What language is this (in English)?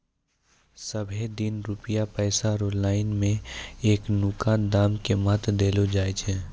Maithili